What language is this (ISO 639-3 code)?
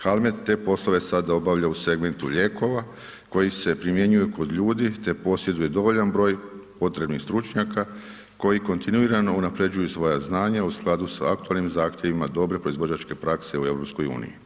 hrv